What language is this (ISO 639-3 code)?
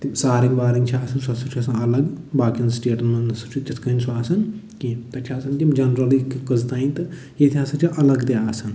kas